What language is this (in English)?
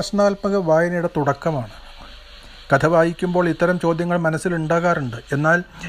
Malayalam